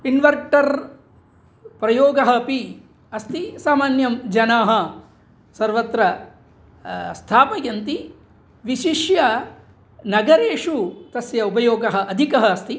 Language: Sanskrit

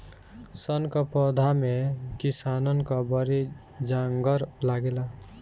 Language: Bhojpuri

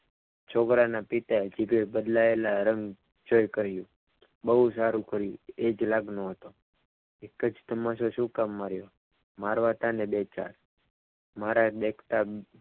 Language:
Gujarati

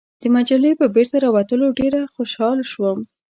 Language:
Pashto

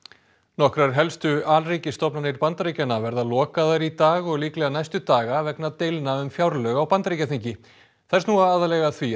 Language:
Icelandic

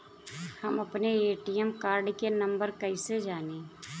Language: Bhojpuri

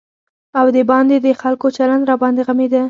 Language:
Pashto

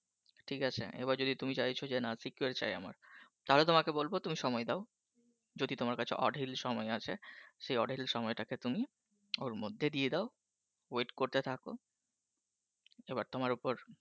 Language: Bangla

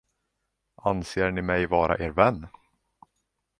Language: Swedish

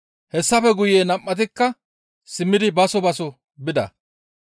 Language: Gamo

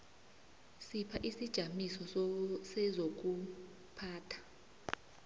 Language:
South Ndebele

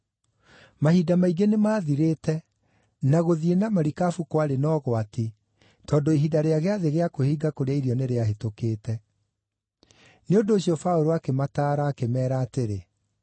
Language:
Kikuyu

